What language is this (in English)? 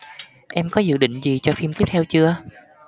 Vietnamese